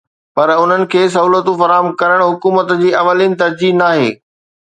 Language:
Sindhi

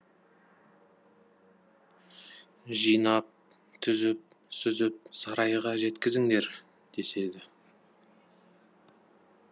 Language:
Kazakh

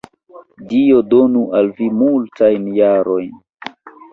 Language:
Esperanto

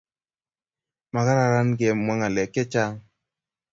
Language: Kalenjin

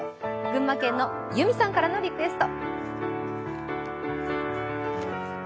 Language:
Japanese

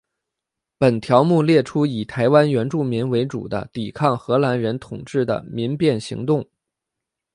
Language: Chinese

